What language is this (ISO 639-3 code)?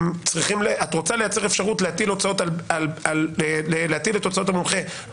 heb